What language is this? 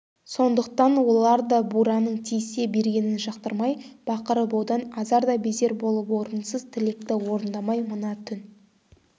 Kazakh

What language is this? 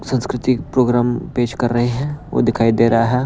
Hindi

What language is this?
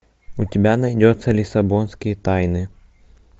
Russian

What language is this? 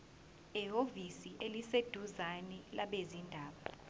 Zulu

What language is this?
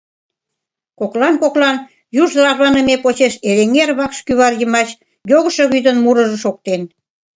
Mari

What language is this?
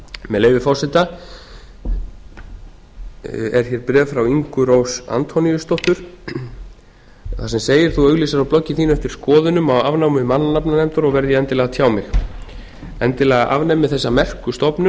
Icelandic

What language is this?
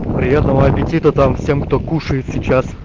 Russian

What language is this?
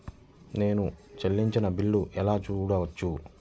Telugu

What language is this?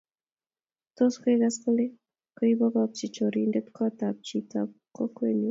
Kalenjin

